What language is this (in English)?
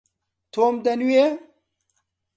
Central Kurdish